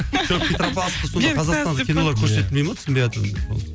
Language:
Kazakh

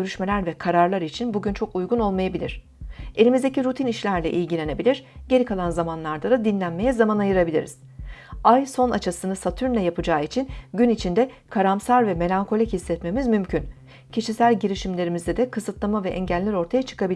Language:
Turkish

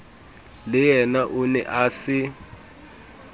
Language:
Southern Sotho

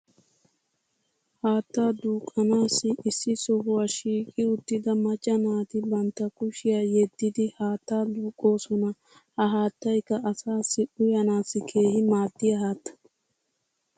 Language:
Wolaytta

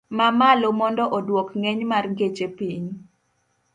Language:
Luo (Kenya and Tanzania)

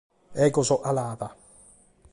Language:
Sardinian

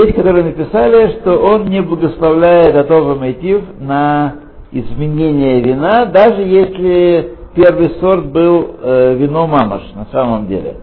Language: Russian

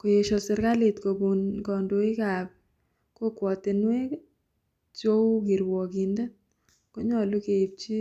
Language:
Kalenjin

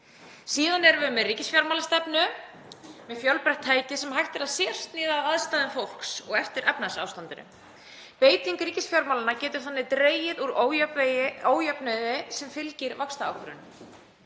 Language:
Icelandic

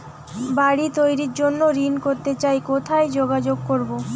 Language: Bangla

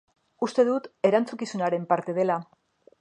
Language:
Basque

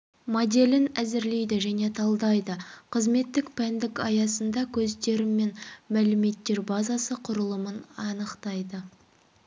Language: Kazakh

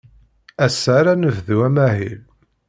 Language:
Kabyle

